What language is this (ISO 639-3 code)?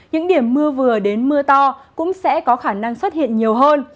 vie